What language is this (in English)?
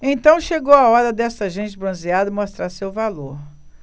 Portuguese